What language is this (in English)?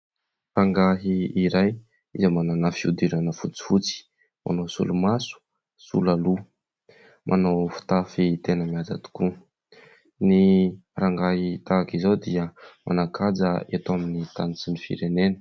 Malagasy